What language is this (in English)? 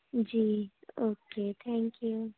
Urdu